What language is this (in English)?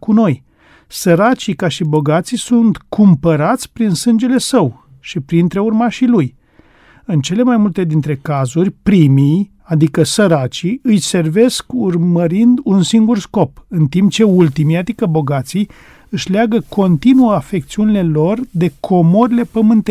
Romanian